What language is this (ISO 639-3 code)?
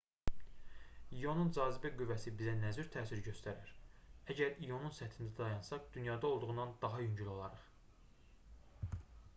aze